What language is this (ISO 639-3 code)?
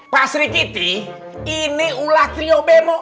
ind